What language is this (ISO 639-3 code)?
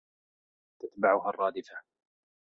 ara